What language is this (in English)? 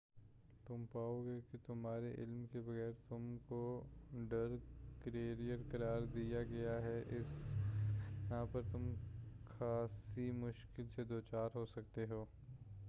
Urdu